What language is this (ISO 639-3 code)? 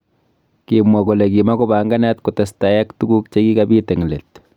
kln